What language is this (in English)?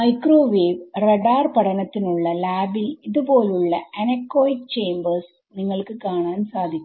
Malayalam